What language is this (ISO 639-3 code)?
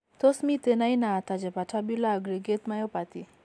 kln